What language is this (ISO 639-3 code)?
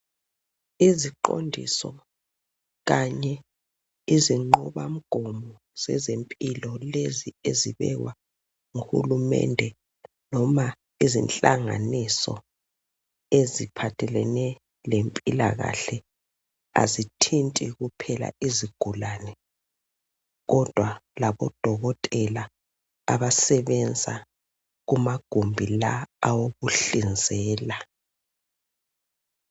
nde